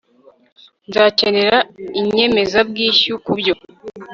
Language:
Kinyarwanda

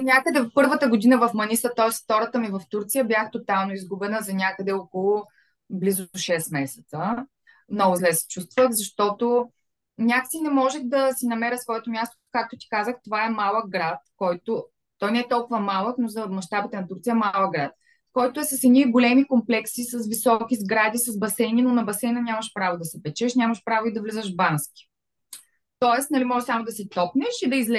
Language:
Bulgarian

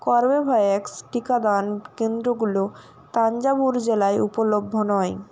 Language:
Bangla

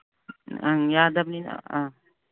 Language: Manipuri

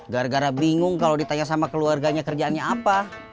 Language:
Indonesian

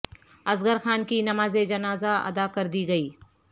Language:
Urdu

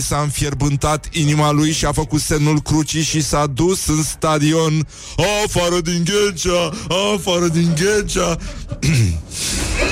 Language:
Romanian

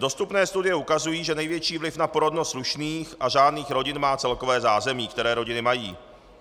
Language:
Czech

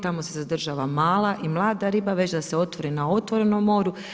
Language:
Croatian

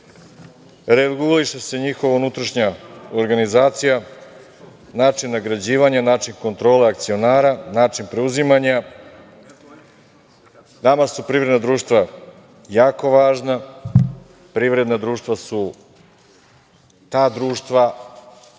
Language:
Serbian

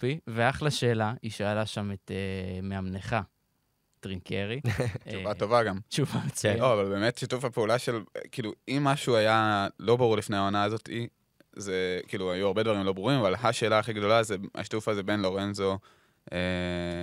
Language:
Hebrew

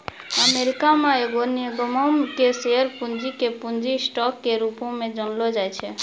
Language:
Maithili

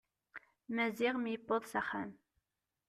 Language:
Kabyle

